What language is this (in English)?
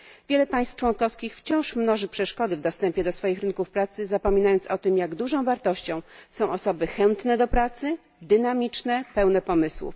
Polish